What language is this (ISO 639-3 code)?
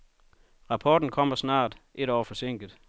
dan